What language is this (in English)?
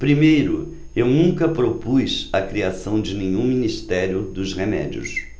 Portuguese